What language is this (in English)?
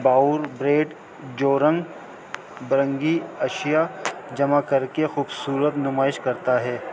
Urdu